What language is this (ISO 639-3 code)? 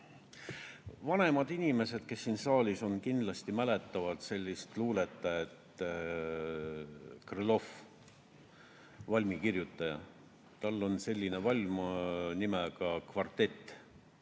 est